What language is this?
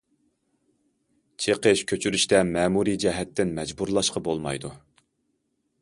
Uyghur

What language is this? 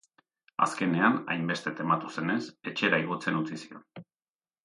Basque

